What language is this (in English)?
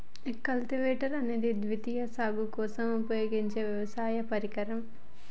Telugu